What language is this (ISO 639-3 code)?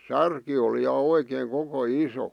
fin